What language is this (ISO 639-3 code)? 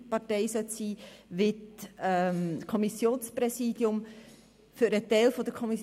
gsw